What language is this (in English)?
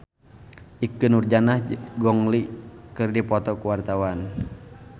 Sundanese